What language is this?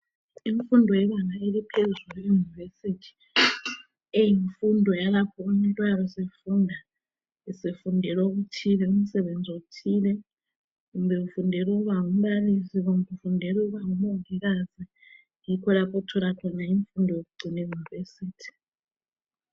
North Ndebele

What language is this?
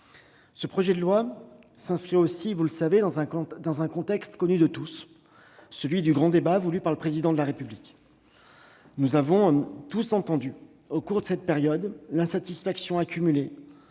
French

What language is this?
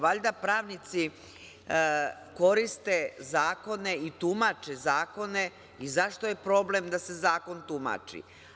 Serbian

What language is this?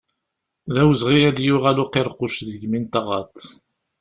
Kabyle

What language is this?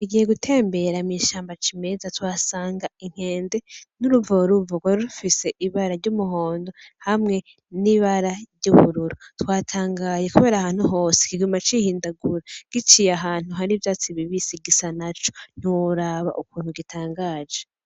Rundi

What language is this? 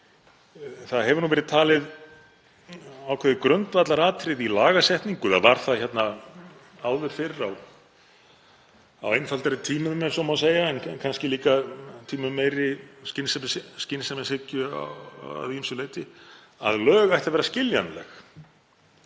Icelandic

